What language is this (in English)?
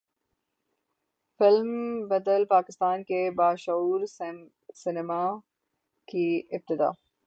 Urdu